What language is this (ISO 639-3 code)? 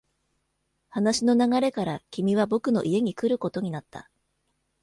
jpn